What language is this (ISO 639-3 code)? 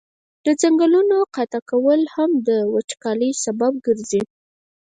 pus